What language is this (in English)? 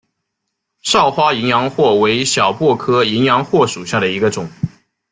Chinese